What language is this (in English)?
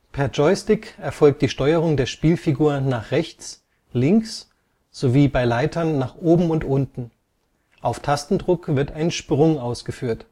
German